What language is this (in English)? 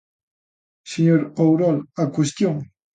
Galician